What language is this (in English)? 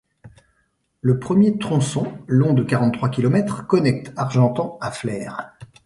French